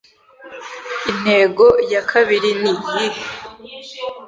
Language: Kinyarwanda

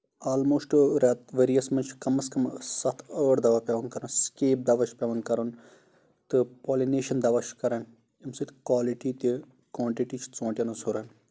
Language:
Kashmiri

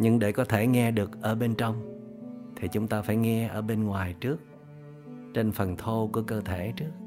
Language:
Vietnamese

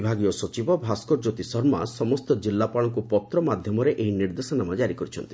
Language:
Odia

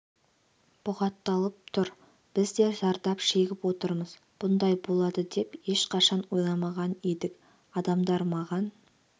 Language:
Kazakh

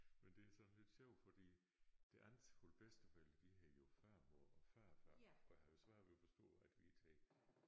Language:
Danish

